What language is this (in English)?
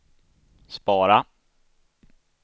Swedish